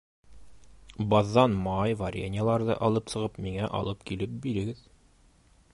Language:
Bashkir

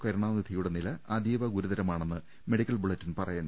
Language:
Malayalam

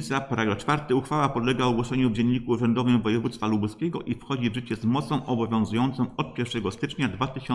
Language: Polish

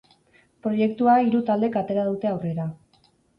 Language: Basque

